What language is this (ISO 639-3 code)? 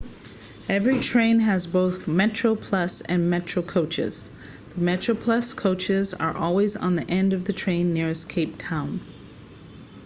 eng